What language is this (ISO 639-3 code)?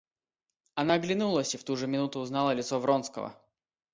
rus